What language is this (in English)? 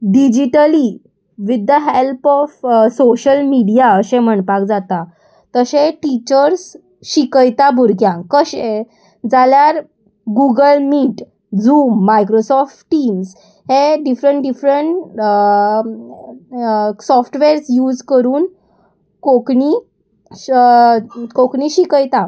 Konkani